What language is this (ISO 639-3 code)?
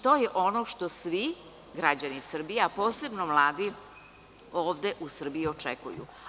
srp